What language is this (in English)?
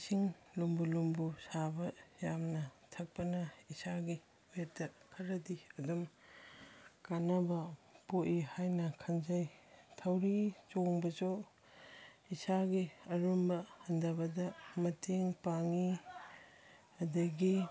Manipuri